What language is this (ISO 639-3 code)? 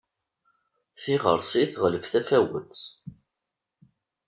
kab